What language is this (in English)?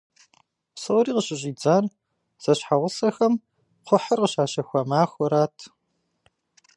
Kabardian